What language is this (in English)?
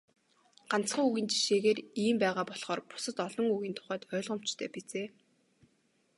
Mongolian